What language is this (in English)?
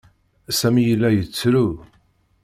Kabyle